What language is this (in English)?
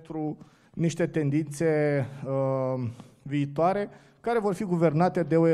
Romanian